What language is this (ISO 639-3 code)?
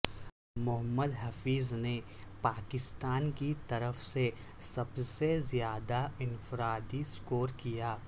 urd